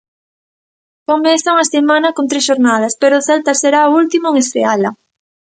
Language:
Galician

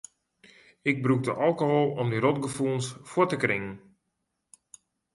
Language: Western Frisian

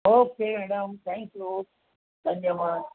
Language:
Gujarati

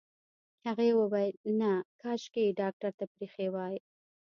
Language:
Pashto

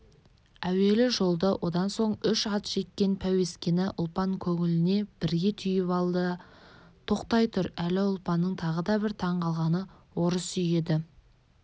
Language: Kazakh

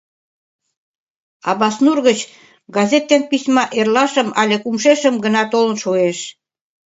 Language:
Mari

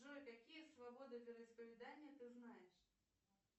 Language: Russian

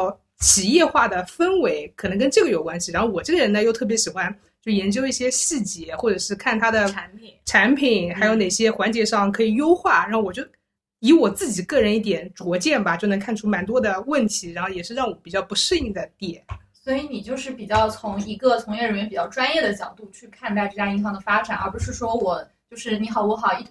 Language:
Chinese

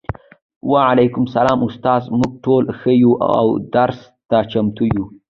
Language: Pashto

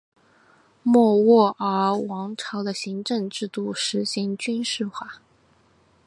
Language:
Chinese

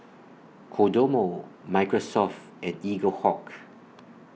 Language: English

